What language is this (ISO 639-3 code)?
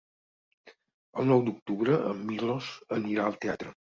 cat